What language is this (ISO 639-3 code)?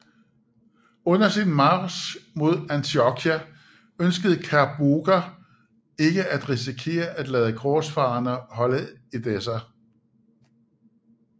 dan